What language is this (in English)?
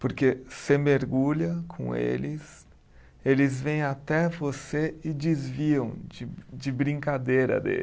Portuguese